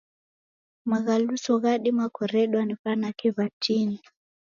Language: Taita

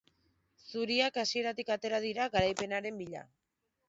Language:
Basque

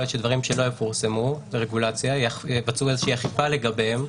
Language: Hebrew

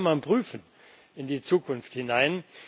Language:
German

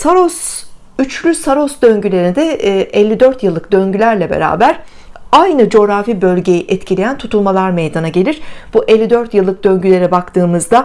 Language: Turkish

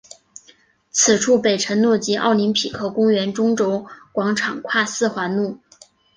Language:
Chinese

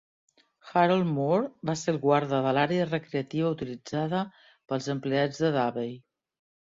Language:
Catalan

